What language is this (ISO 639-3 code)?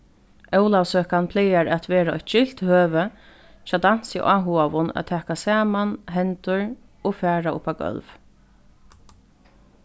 fao